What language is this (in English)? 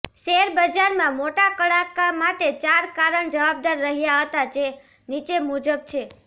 Gujarati